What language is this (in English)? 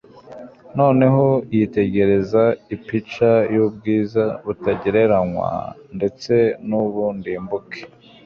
Kinyarwanda